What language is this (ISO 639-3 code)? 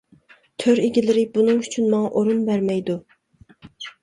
uig